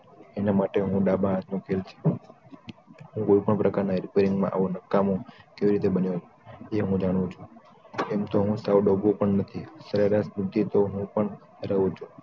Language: Gujarati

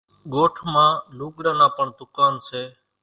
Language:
Kachi Koli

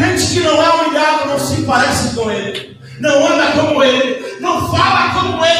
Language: Portuguese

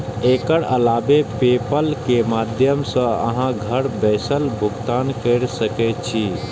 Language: Maithili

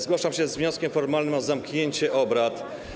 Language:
Polish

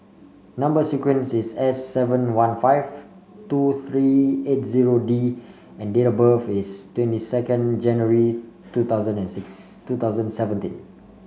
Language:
English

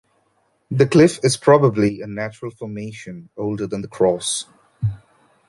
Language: English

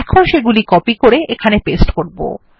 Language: Bangla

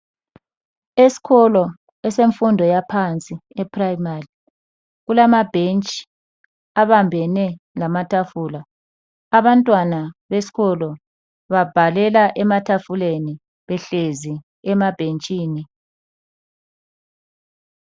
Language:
North Ndebele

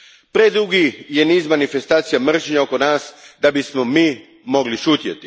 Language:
Croatian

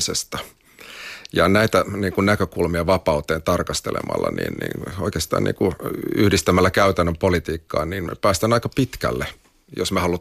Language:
Finnish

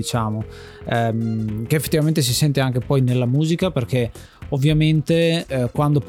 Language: Italian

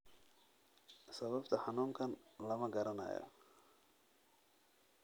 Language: Somali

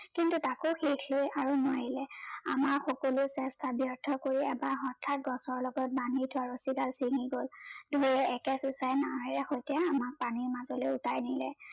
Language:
Assamese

